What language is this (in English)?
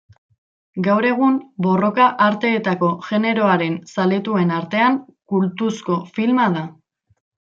Basque